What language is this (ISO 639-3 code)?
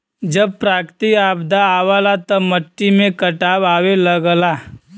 bho